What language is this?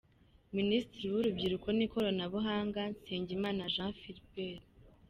Kinyarwanda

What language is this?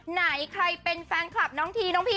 Thai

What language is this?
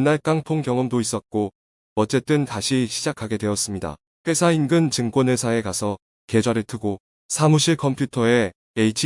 Korean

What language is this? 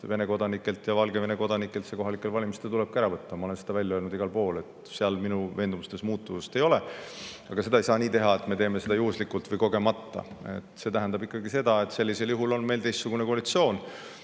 Estonian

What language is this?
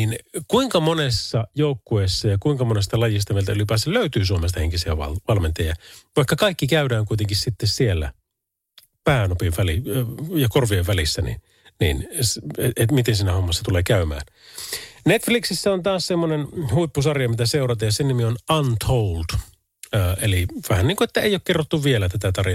Finnish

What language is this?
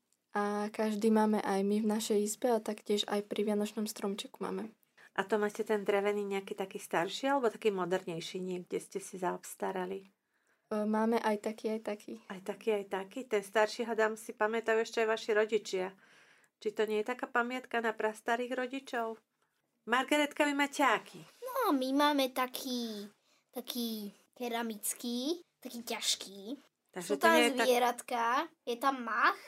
Slovak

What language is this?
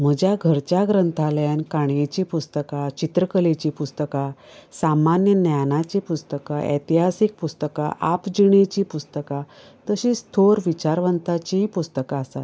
Konkani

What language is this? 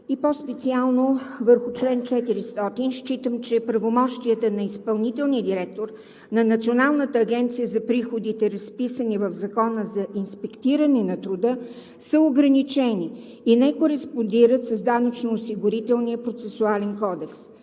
Bulgarian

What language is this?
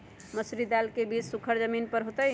Magahi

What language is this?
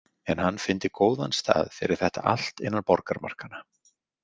Icelandic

